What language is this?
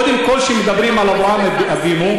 Hebrew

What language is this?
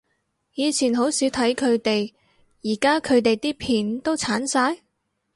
Cantonese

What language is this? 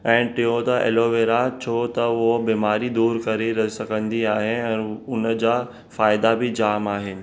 Sindhi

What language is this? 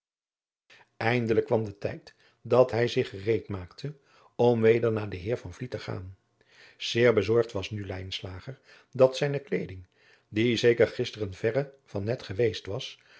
Dutch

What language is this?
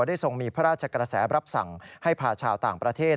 Thai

